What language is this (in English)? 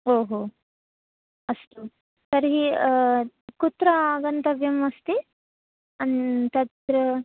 Sanskrit